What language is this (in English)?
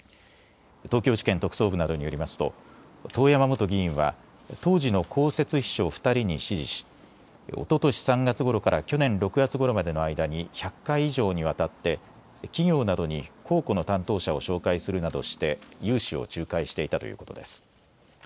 Japanese